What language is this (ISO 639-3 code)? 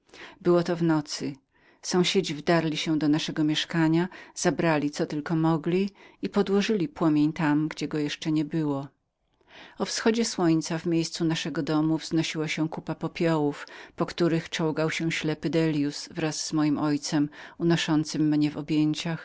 pol